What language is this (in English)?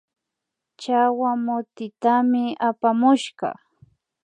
Imbabura Highland Quichua